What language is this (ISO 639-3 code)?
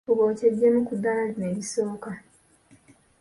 lug